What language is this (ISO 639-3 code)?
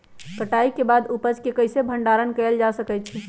mag